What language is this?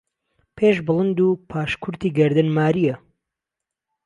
Central Kurdish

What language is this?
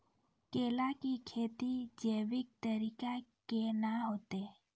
Maithili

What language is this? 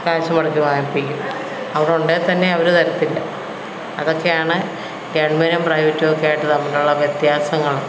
Malayalam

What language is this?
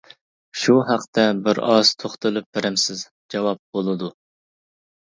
Uyghur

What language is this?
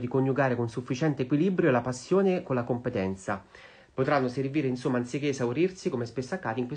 Italian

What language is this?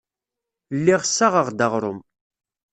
Kabyle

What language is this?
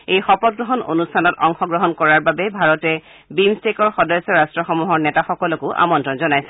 Assamese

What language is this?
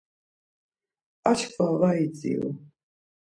Laz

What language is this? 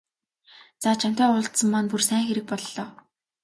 Mongolian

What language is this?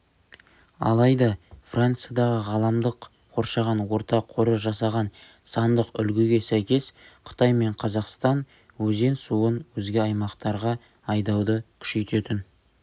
Kazakh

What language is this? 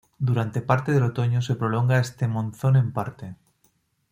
Spanish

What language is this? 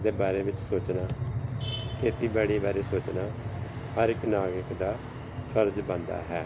Punjabi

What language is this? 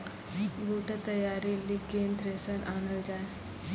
Maithili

